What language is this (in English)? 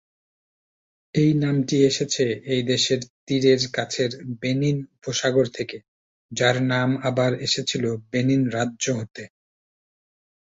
Bangla